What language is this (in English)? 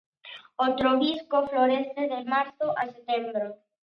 Galician